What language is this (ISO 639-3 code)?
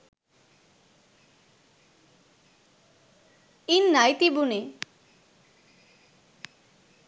sin